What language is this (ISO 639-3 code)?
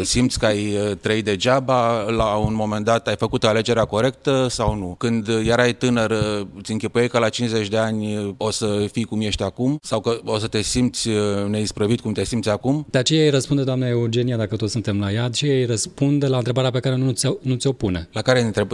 ron